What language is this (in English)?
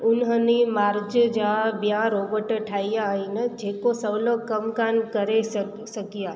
Sindhi